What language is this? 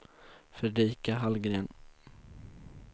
Swedish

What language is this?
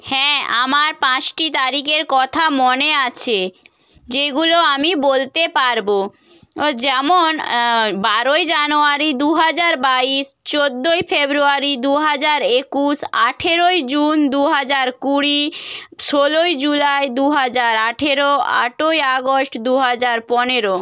Bangla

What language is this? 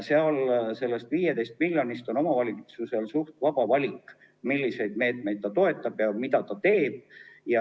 Estonian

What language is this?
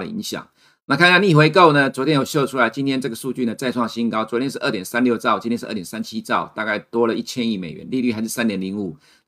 Chinese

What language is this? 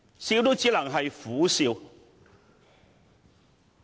Cantonese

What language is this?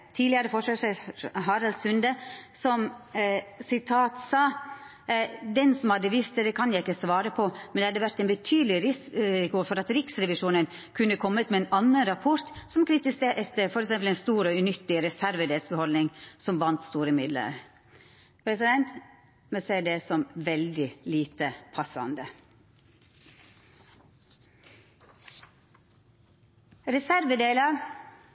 Norwegian Nynorsk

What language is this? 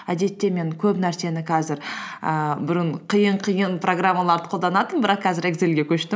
Kazakh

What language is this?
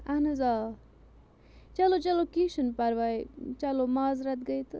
Kashmiri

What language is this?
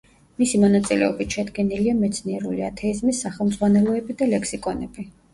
Georgian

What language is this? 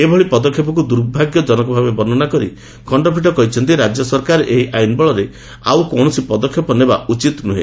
Odia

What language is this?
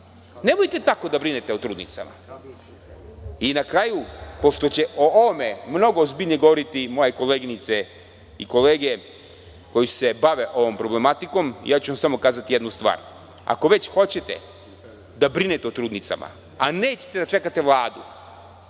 Serbian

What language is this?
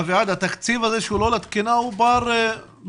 Hebrew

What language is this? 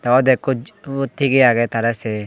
Chakma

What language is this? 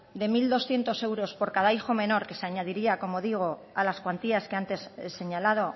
Spanish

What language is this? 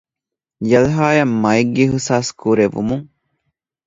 Divehi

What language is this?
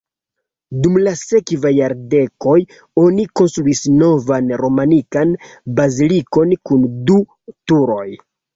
Esperanto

